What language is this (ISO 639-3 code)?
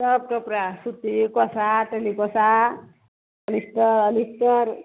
mai